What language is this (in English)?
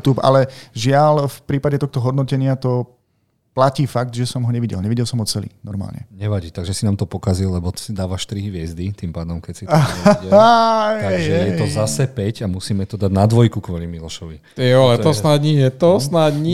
Slovak